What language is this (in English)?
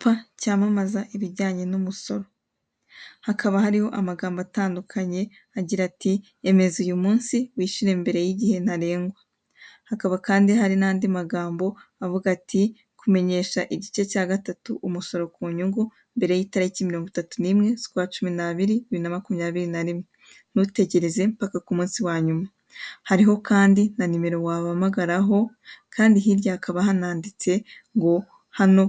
Kinyarwanda